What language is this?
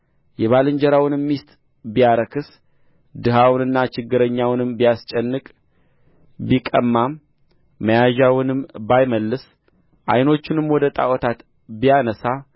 Amharic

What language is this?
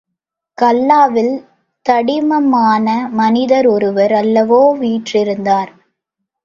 Tamil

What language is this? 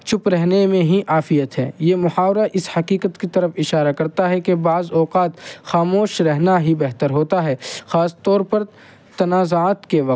Urdu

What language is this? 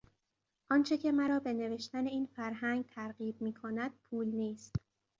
Persian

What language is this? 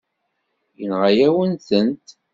Kabyle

